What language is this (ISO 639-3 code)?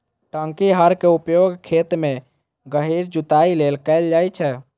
mai